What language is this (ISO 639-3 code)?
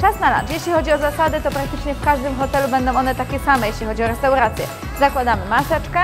pol